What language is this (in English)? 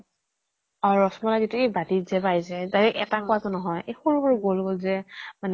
Assamese